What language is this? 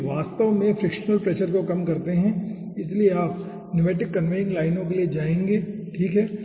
Hindi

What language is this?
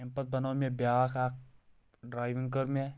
Kashmiri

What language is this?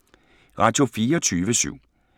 Danish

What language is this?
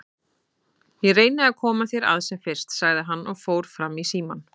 Icelandic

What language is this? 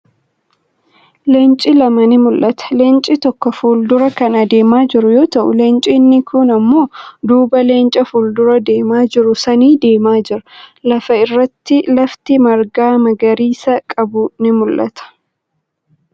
Oromo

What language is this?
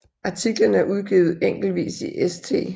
Danish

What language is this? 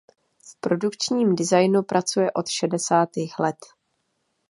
Czech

